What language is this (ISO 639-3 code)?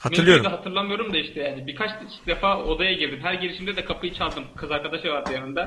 tur